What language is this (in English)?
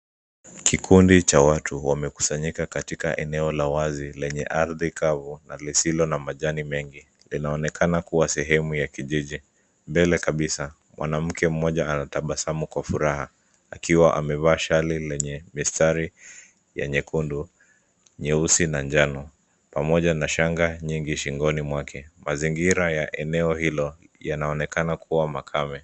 Swahili